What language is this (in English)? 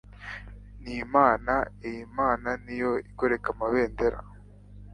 Kinyarwanda